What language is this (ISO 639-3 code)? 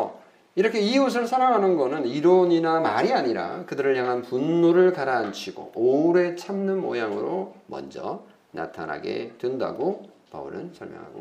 kor